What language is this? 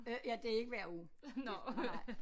Danish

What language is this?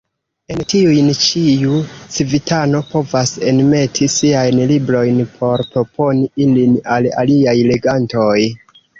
Esperanto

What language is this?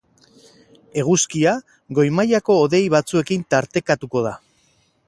Basque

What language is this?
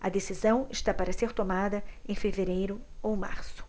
Portuguese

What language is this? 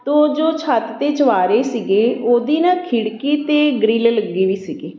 Punjabi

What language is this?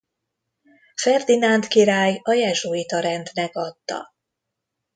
Hungarian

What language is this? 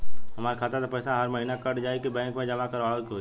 Bhojpuri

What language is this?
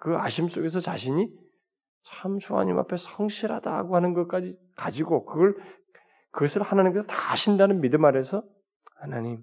Korean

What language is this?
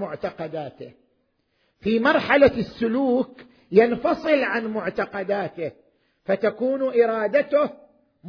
Arabic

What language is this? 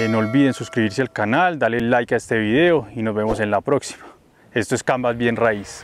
Spanish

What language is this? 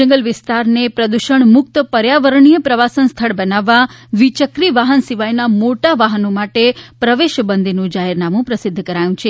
Gujarati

